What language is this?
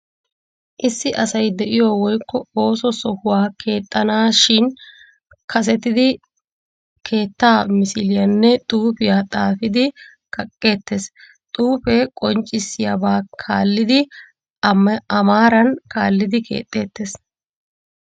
Wolaytta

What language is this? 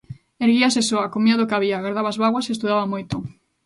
Galician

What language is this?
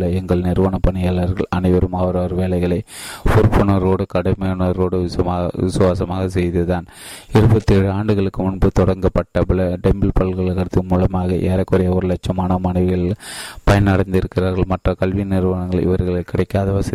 Tamil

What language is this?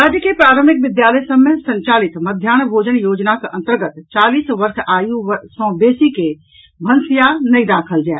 Maithili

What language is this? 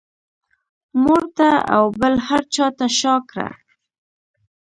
Pashto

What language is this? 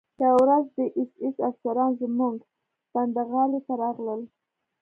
Pashto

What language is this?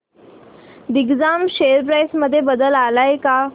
Marathi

